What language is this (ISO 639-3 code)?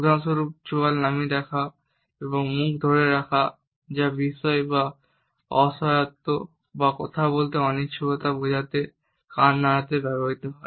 ben